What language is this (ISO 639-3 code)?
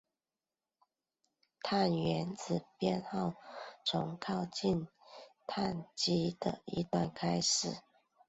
zho